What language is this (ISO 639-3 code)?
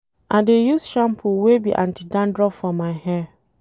pcm